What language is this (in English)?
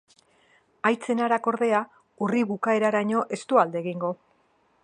Basque